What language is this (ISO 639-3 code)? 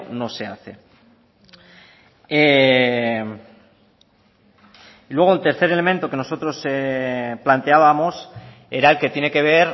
spa